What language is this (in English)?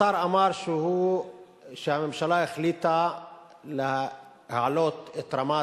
Hebrew